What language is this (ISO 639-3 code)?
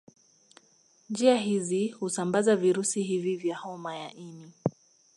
swa